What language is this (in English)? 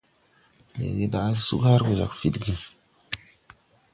Tupuri